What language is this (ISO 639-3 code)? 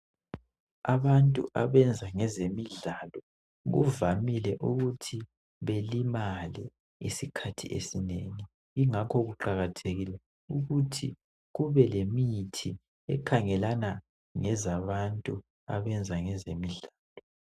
nde